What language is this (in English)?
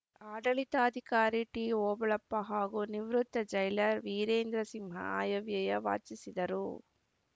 Kannada